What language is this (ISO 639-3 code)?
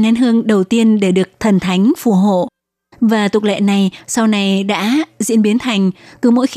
vie